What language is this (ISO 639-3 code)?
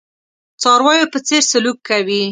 pus